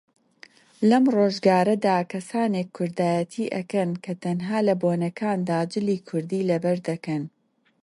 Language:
Central Kurdish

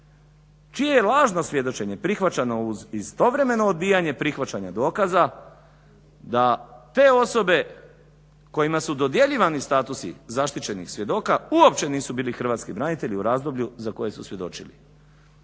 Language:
Croatian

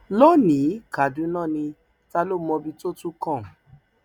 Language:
Yoruba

